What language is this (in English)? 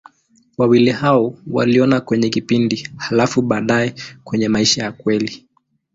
Swahili